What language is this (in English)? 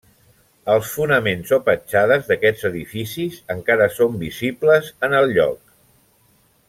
Catalan